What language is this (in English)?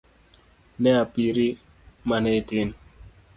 Luo (Kenya and Tanzania)